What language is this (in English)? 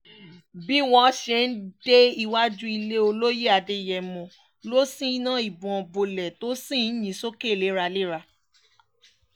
Yoruba